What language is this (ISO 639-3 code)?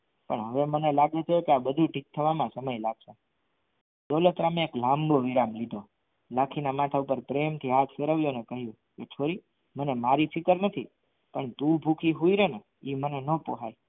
guj